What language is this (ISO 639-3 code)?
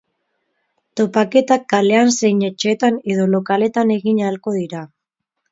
eus